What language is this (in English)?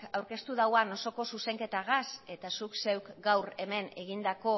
Basque